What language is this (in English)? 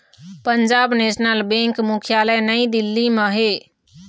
Chhattisgarhi